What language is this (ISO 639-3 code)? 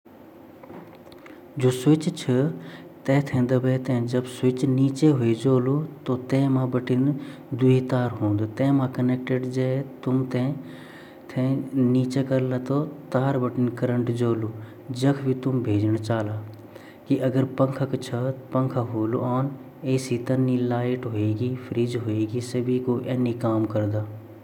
gbm